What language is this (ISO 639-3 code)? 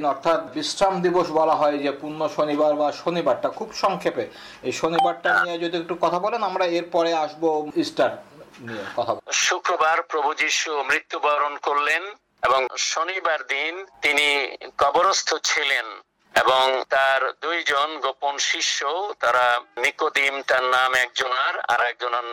ben